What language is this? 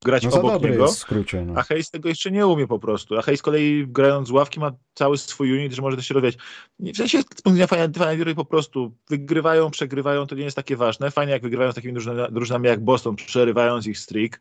Polish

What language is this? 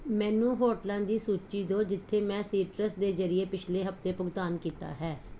Punjabi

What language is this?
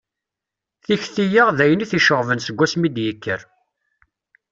Kabyle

